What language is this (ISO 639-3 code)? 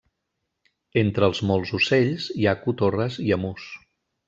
cat